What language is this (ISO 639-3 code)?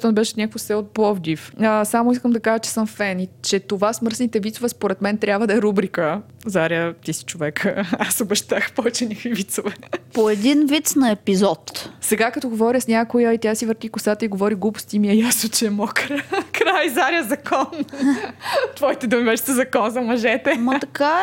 bul